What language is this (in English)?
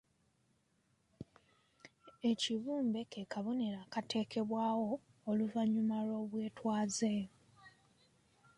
Ganda